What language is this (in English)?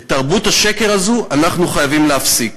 Hebrew